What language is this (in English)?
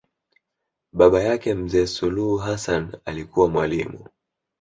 Swahili